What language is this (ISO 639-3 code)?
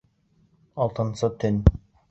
bak